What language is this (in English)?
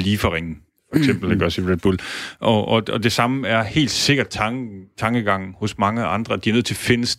Danish